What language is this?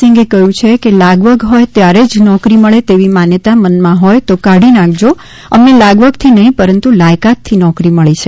Gujarati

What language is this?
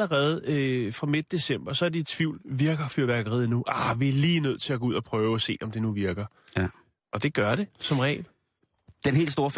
Danish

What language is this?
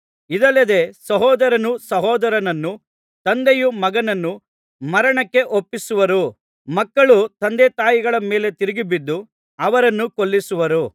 Kannada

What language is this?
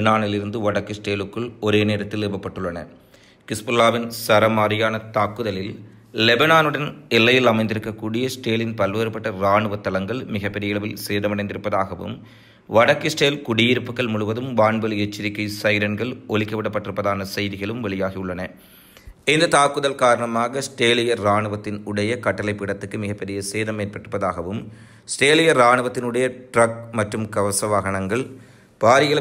Tamil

